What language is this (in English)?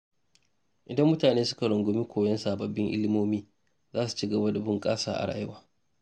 Hausa